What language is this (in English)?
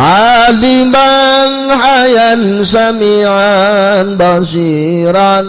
Indonesian